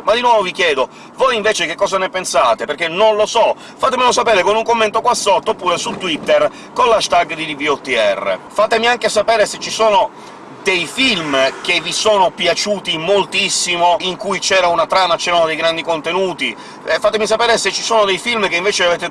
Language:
Italian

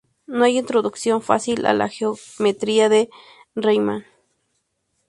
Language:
Spanish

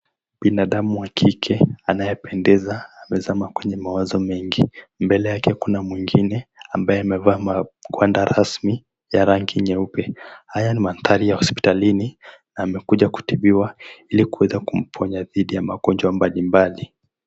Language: Swahili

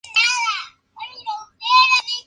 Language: Spanish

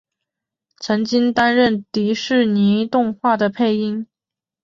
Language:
Chinese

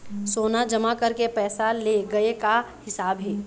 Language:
Chhattisgarhi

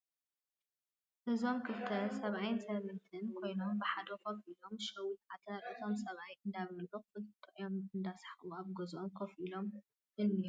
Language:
Tigrinya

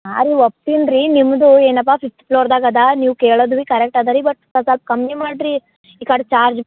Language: Kannada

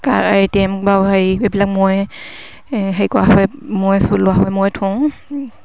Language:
Assamese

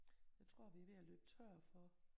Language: Danish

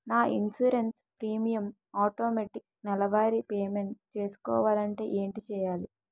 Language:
Telugu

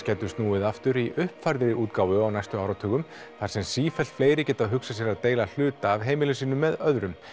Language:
Icelandic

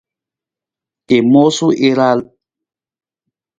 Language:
Nawdm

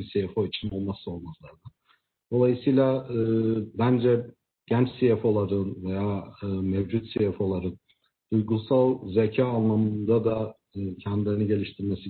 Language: Turkish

